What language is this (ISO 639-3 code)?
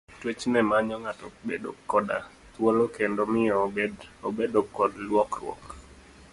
luo